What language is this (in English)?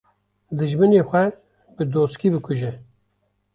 Kurdish